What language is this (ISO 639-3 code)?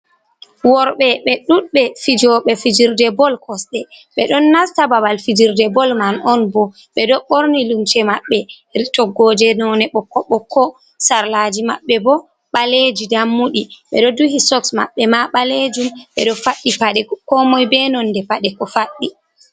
ful